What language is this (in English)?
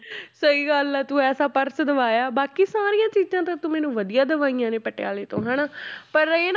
Punjabi